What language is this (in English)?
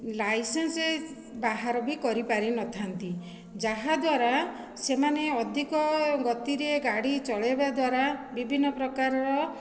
Odia